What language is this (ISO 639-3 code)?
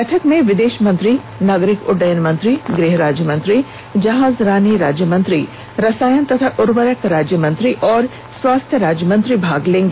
hin